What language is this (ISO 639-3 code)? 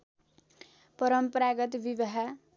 nep